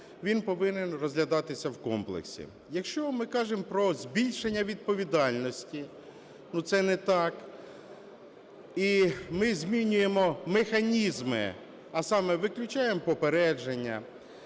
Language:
Ukrainian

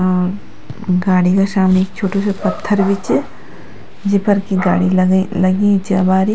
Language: Garhwali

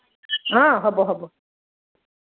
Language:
Assamese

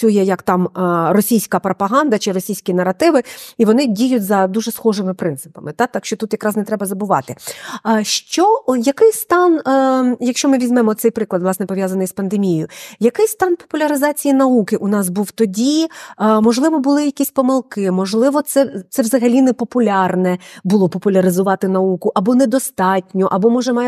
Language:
Ukrainian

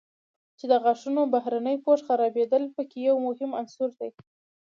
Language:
Pashto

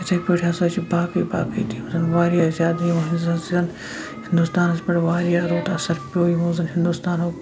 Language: Kashmiri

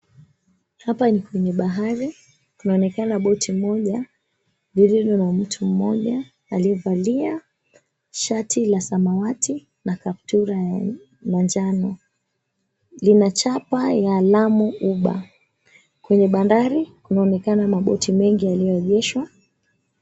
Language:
Swahili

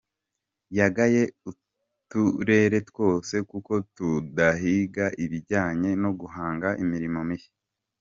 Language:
Kinyarwanda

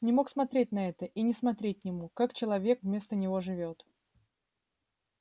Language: Russian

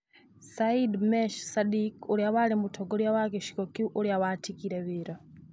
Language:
Kikuyu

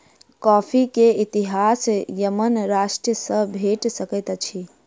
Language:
Maithili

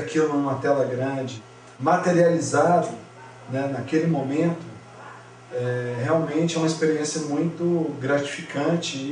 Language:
Portuguese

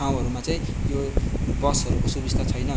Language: Nepali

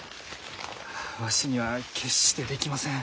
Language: Japanese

